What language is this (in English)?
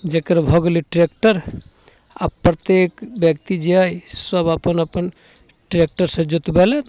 Maithili